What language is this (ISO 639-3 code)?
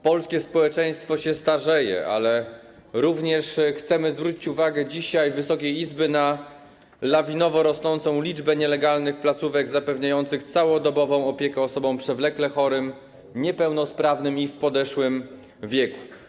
pol